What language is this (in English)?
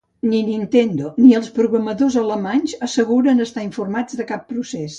Catalan